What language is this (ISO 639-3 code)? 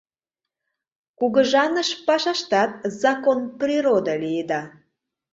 chm